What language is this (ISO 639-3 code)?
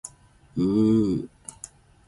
zul